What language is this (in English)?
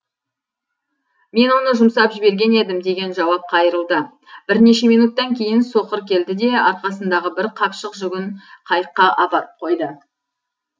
Kazakh